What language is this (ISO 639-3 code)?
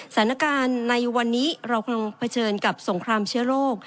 tha